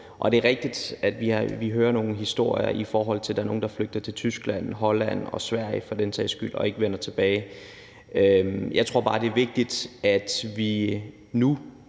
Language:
Danish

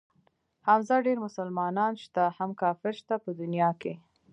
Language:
Pashto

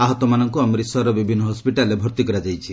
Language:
Odia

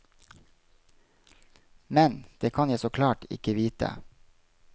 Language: Norwegian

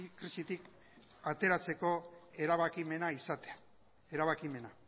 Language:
Basque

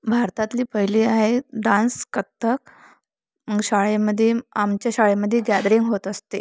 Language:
Marathi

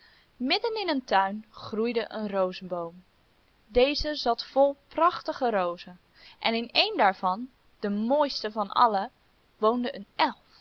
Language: Dutch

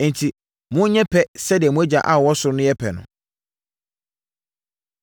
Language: Akan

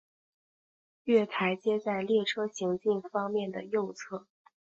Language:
Chinese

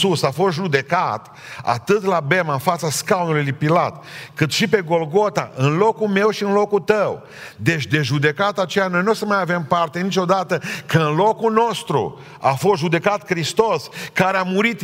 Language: Romanian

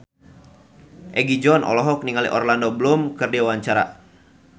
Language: Sundanese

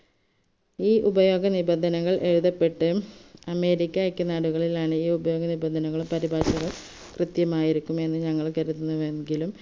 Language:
Malayalam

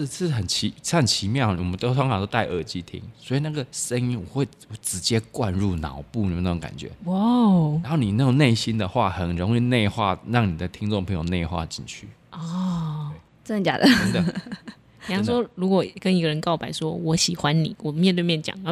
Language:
Chinese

